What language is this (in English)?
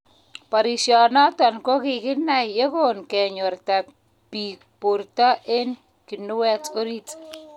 Kalenjin